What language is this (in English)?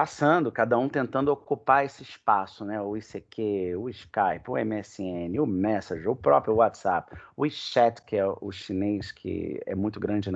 Portuguese